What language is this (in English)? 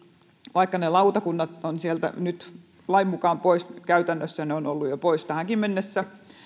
Finnish